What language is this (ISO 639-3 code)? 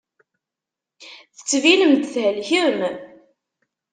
kab